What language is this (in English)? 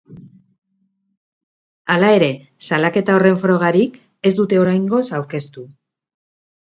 Basque